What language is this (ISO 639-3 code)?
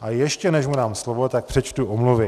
ces